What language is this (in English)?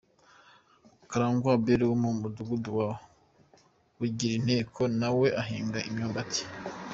Kinyarwanda